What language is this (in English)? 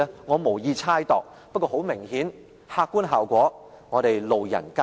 Cantonese